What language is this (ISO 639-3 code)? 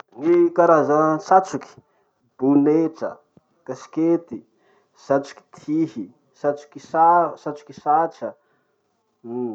msh